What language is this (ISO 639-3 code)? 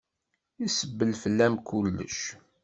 kab